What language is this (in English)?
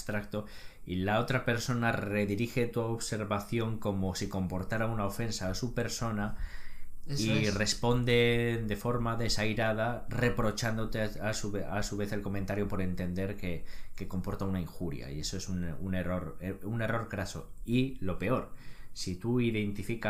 Spanish